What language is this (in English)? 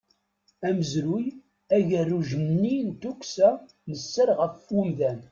Kabyle